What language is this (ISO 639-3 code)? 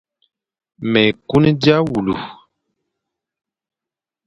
fan